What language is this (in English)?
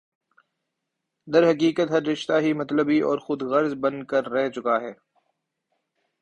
Urdu